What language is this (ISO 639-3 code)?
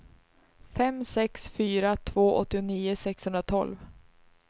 swe